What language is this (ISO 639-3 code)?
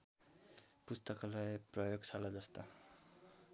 nep